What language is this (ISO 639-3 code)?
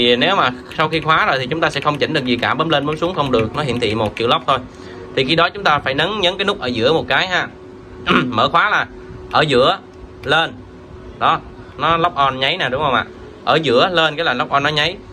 vie